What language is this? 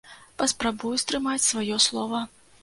Belarusian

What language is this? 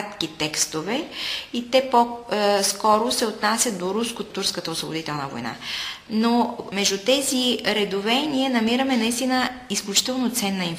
Bulgarian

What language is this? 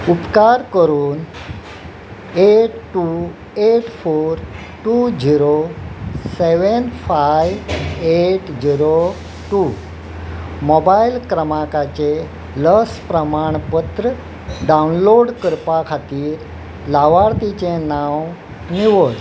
Konkani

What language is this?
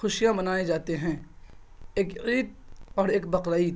Urdu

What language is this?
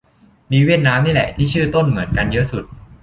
Thai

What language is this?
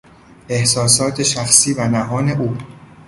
Persian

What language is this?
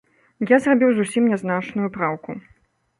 Belarusian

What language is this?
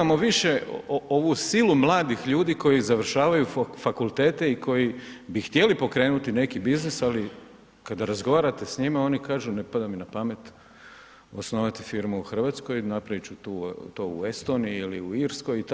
Croatian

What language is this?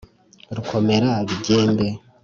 Kinyarwanda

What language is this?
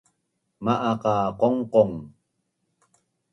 Bunun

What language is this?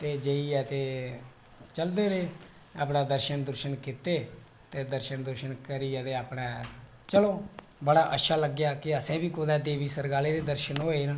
Dogri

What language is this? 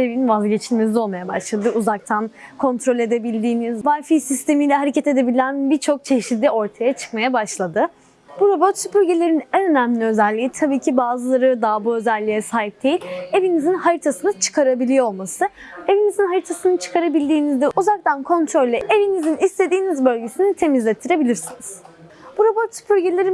Turkish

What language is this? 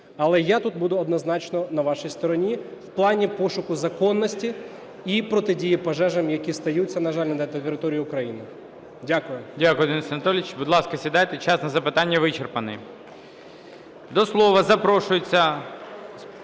Ukrainian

